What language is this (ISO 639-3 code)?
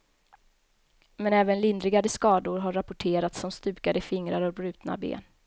swe